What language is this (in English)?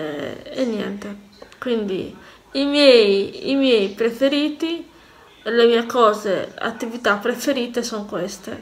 Italian